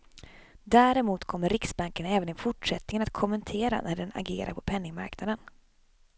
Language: Swedish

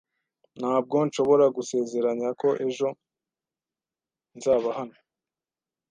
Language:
Kinyarwanda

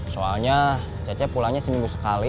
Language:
Indonesian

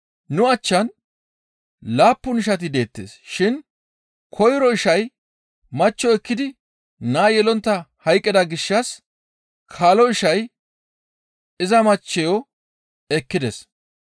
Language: Gamo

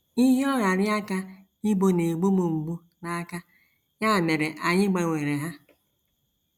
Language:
Igbo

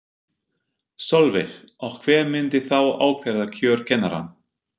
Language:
Icelandic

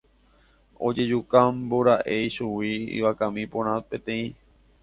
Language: Guarani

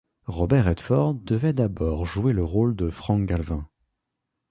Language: French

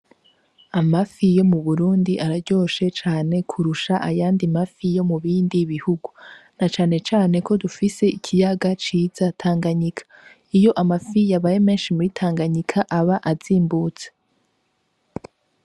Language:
Rundi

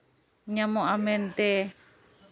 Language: Santali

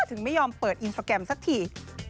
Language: Thai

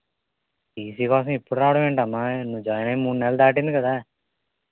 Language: Telugu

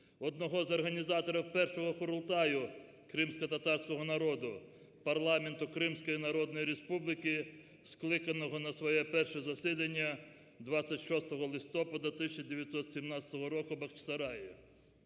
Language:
Ukrainian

